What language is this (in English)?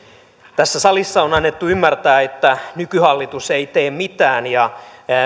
Finnish